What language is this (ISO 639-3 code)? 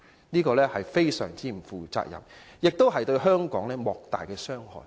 yue